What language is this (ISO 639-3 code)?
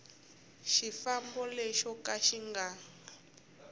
tso